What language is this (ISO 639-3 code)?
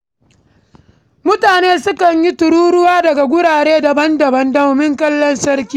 hau